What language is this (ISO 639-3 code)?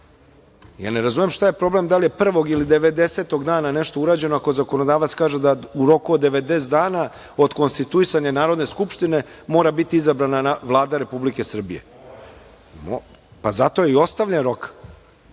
srp